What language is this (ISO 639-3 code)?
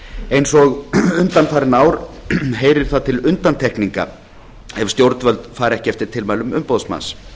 isl